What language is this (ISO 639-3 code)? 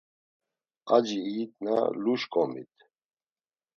lzz